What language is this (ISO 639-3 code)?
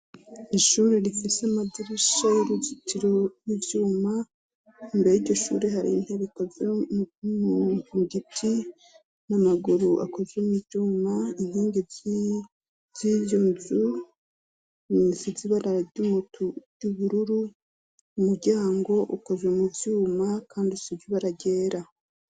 run